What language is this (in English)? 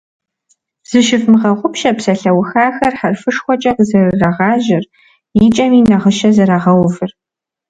Kabardian